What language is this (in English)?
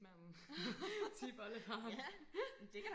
Danish